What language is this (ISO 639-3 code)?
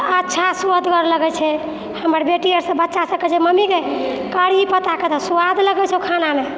mai